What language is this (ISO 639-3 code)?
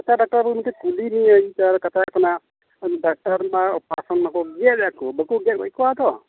sat